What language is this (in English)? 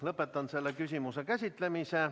Estonian